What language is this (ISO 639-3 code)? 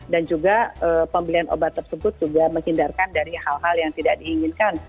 ind